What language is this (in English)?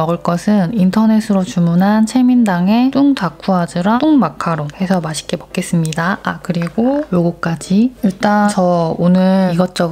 Korean